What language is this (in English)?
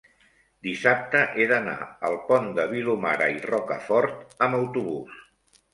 Catalan